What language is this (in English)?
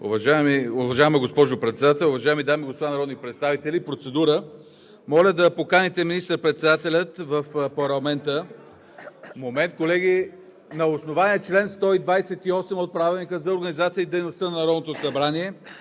Bulgarian